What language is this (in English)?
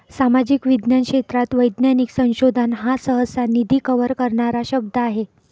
Marathi